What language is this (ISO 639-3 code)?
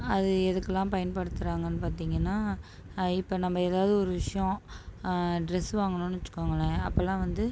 tam